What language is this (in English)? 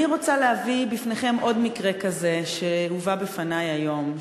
Hebrew